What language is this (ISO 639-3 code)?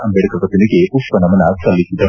kan